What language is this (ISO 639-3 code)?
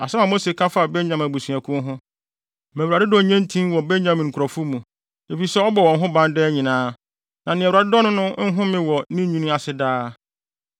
aka